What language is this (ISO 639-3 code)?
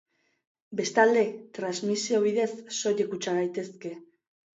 eus